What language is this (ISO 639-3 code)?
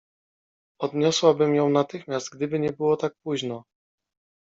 pol